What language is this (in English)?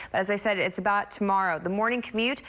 English